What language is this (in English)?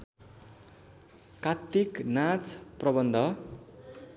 Nepali